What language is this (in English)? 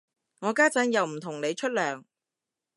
Cantonese